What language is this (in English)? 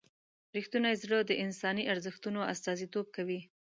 Pashto